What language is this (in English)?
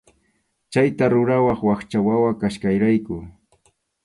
Arequipa-La Unión Quechua